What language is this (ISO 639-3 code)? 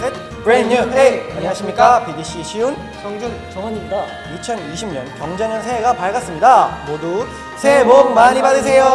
kor